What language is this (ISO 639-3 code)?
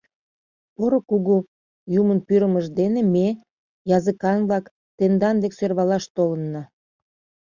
chm